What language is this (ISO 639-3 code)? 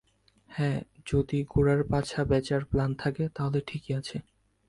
ben